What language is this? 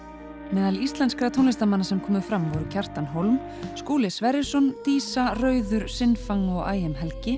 Icelandic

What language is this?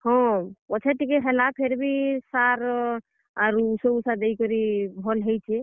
Odia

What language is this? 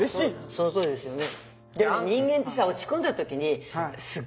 Japanese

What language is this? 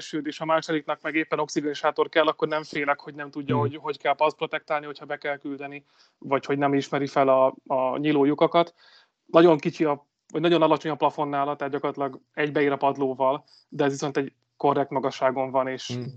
Hungarian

